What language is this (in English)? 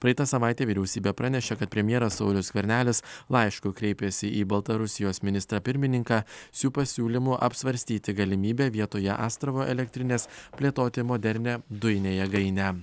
Lithuanian